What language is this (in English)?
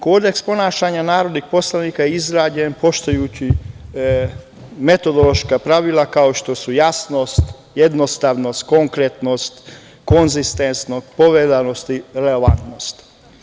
Serbian